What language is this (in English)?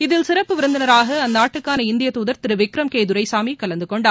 Tamil